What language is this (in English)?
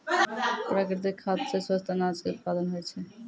Maithili